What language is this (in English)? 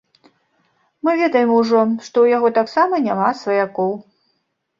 Belarusian